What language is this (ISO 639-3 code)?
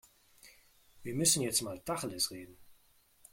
deu